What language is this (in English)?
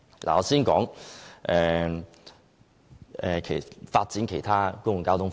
Cantonese